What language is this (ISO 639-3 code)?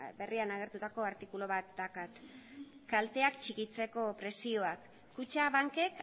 eus